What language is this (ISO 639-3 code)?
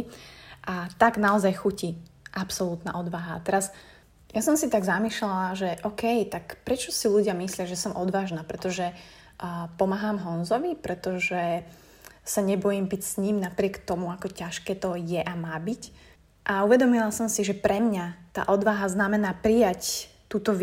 slk